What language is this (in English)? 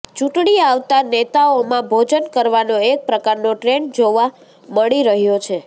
Gujarati